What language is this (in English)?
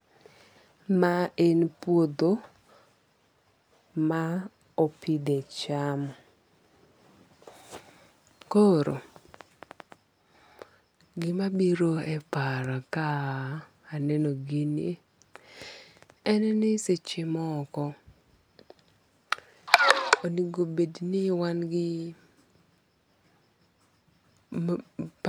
Luo (Kenya and Tanzania)